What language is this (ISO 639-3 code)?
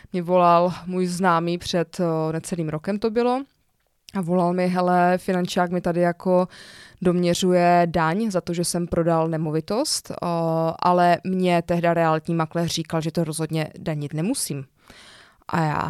ces